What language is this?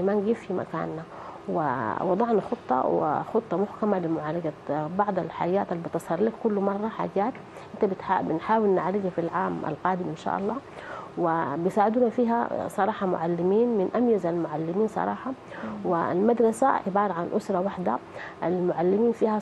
Arabic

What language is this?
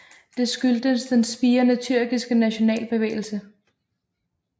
Danish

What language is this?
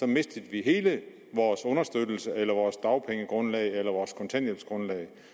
Danish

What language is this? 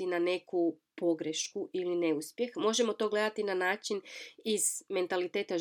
Croatian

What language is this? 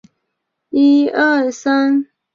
Chinese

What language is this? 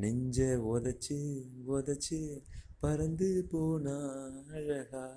Tamil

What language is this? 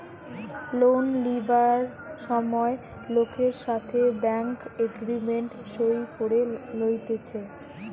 Bangla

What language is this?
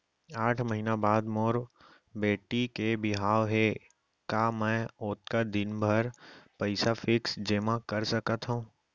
Chhattisgarhi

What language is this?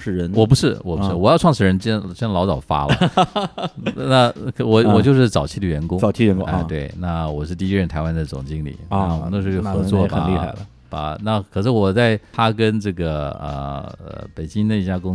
Chinese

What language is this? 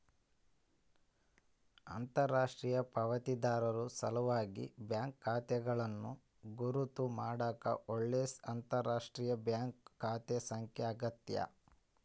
Kannada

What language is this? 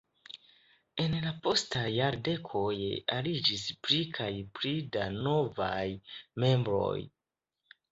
Esperanto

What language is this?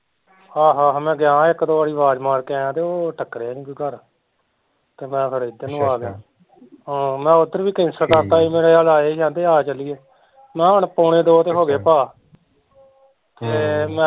Punjabi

